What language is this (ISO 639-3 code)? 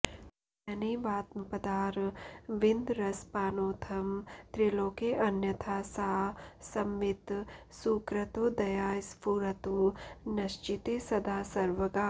san